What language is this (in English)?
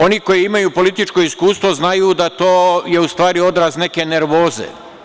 Serbian